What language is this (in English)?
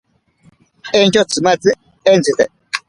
Ashéninka Perené